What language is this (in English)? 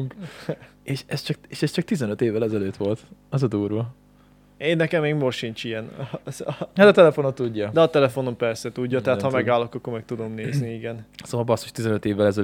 Hungarian